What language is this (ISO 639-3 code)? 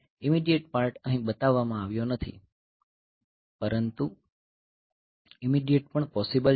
guj